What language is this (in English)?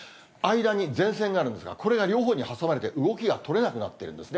Japanese